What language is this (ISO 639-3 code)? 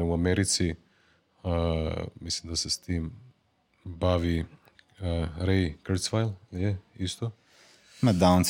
hrv